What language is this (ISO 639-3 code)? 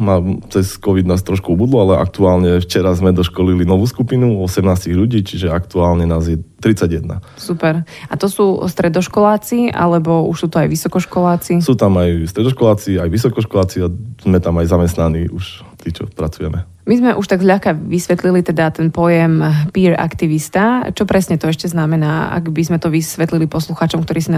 slk